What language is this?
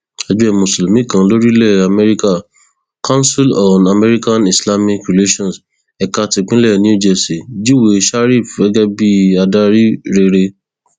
Yoruba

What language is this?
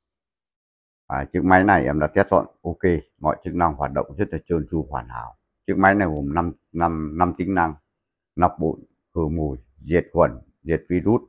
Vietnamese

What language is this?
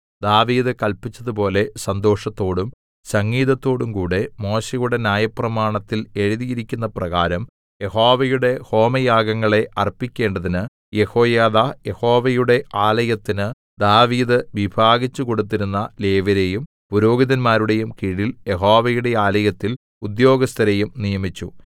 Malayalam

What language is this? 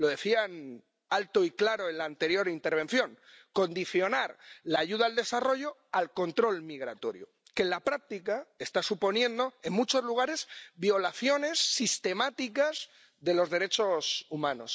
Spanish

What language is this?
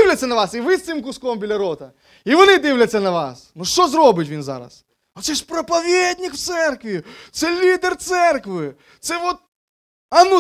Ukrainian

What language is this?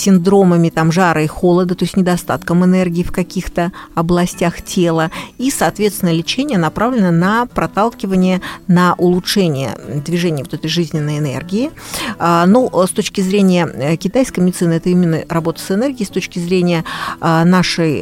Russian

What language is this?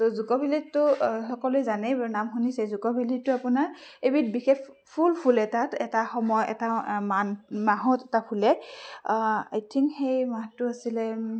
Assamese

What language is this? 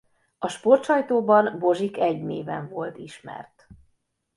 Hungarian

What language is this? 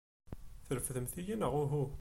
Kabyle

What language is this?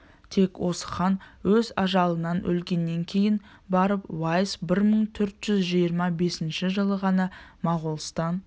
Kazakh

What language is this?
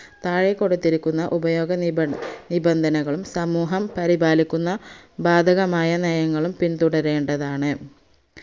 Malayalam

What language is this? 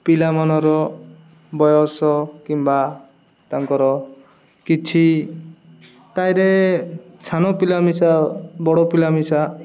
Odia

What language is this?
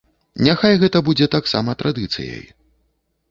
Belarusian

